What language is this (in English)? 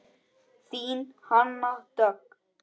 Icelandic